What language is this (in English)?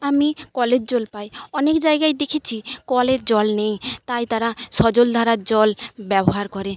Bangla